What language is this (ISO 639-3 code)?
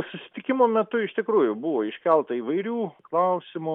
lit